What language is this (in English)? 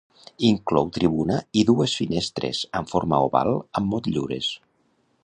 Catalan